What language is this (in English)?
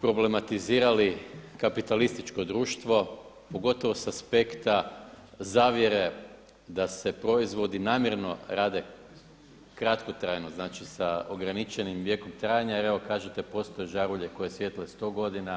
Croatian